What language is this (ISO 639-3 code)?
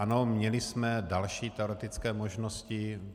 ces